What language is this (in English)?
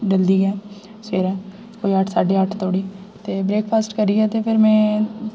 Dogri